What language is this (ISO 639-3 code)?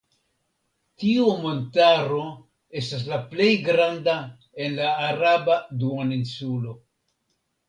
epo